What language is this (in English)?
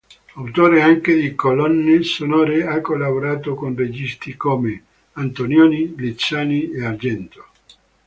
Italian